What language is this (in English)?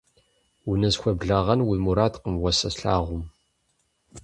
Kabardian